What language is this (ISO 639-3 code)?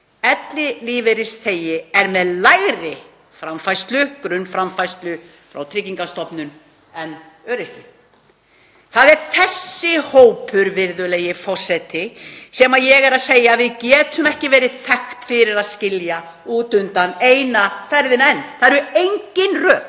isl